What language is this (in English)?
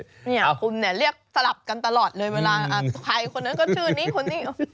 Thai